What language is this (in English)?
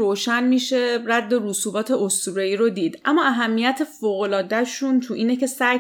Persian